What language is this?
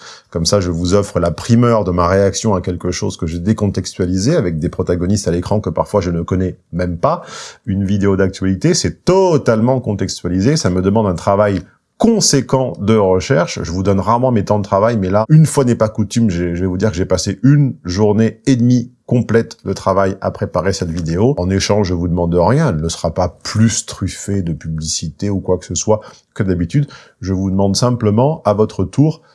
French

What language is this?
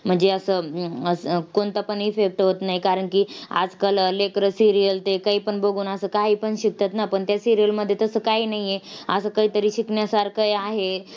Marathi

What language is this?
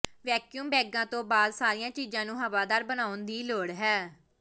Punjabi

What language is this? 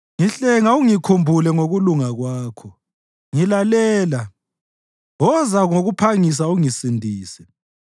North Ndebele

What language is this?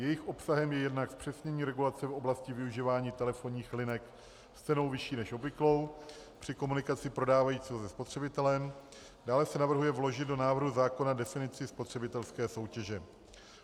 Czech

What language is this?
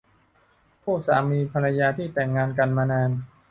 Thai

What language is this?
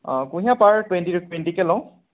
Assamese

